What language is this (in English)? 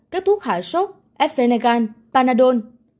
Vietnamese